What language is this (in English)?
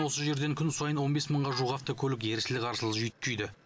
Kazakh